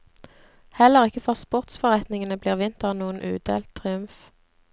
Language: Norwegian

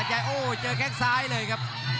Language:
Thai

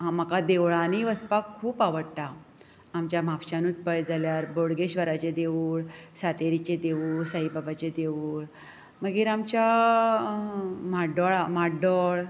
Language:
Konkani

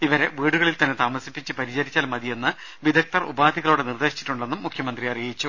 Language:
Malayalam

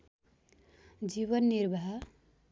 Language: Nepali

